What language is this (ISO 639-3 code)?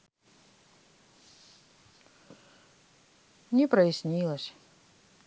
rus